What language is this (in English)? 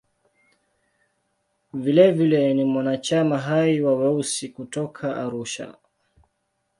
Swahili